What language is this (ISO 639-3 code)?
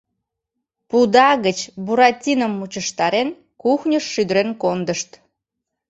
chm